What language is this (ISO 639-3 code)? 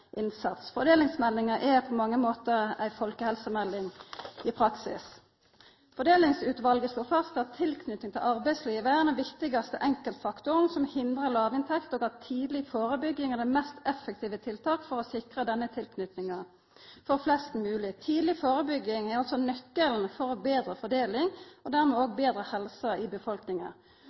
nno